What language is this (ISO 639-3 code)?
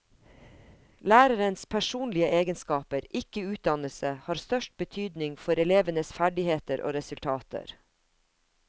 nor